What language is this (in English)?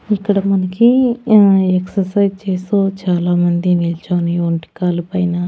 Telugu